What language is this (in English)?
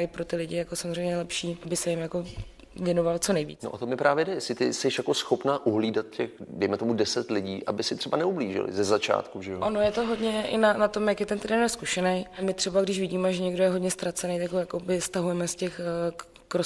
Czech